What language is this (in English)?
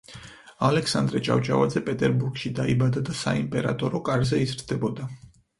Georgian